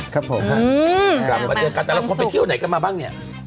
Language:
Thai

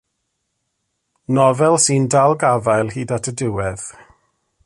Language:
Welsh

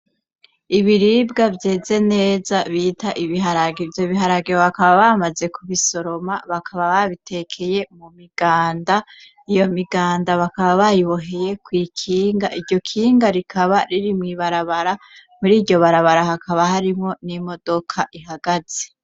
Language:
Rundi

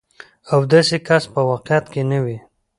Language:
Pashto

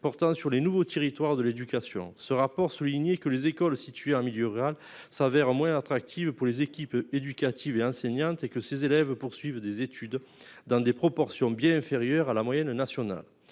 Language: French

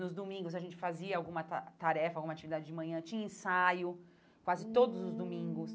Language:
Portuguese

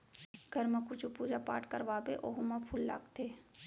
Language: Chhattisgarhi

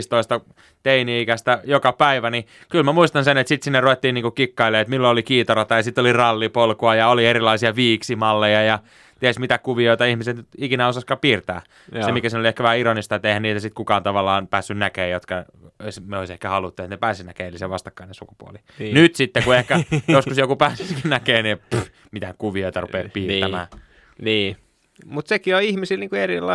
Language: Finnish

